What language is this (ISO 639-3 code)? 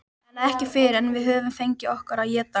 isl